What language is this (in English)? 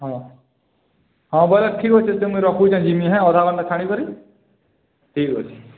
Odia